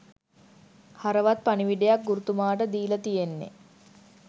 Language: Sinhala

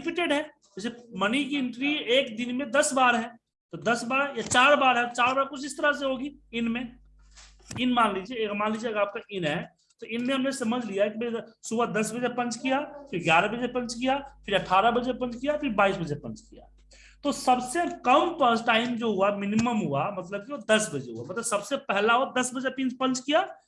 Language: Hindi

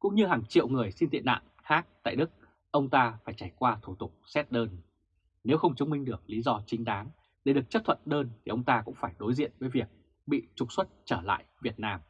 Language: Vietnamese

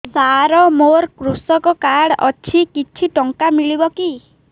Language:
Odia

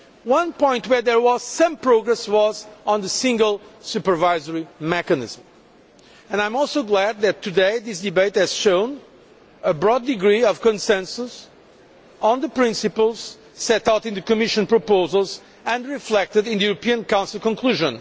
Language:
English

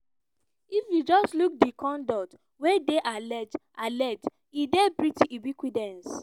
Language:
Nigerian Pidgin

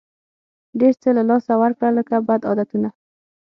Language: Pashto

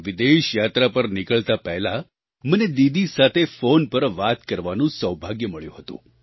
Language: Gujarati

